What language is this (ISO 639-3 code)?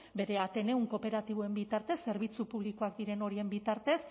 eus